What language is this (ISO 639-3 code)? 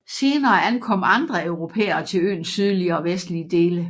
dan